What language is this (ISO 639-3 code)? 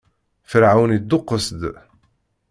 kab